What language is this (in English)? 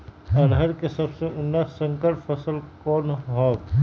Magahi